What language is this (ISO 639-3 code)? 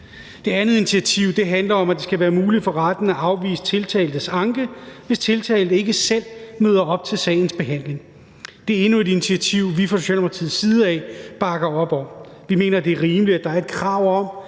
dan